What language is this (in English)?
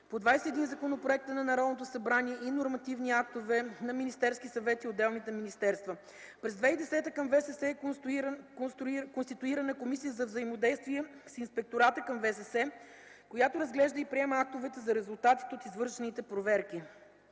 Bulgarian